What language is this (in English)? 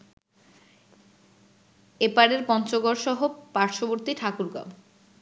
Bangla